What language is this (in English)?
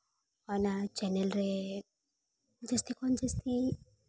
Santali